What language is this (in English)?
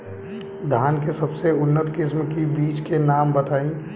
Bhojpuri